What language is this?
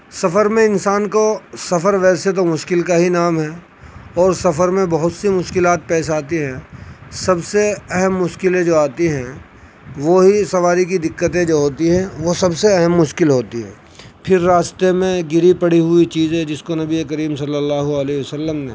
Urdu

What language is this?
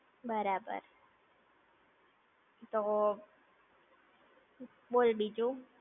Gujarati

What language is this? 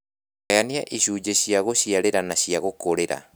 Kikuyu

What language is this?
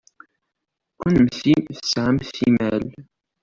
Kabyle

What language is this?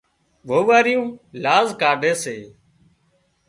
Wadiyara Koli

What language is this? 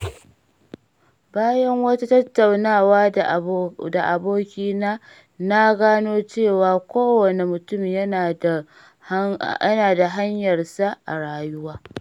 Hausa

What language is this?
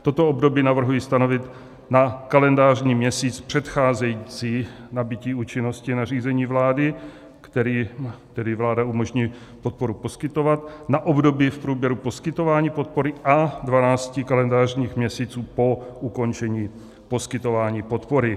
Czech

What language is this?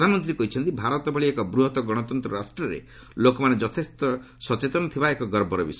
Odia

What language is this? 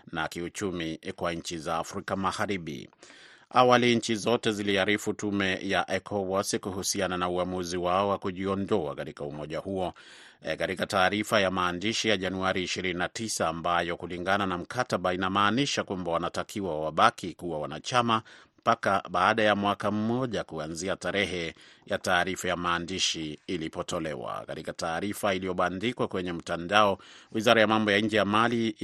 Swahili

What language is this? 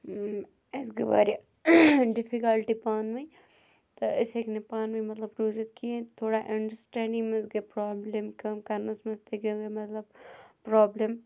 Kashmiri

